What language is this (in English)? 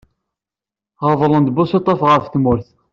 Kabyle